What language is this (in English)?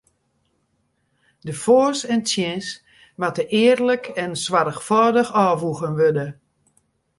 Western Frisian